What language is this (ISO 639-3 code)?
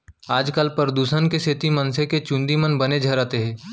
hne